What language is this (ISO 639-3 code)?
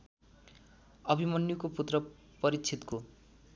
nep